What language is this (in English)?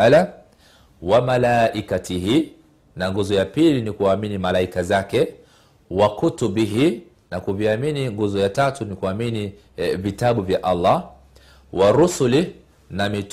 Swahili